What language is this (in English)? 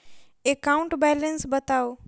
Maithili